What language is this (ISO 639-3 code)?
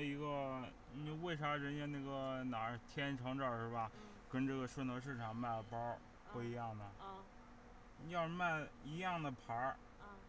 zho